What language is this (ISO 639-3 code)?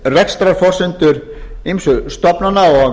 isl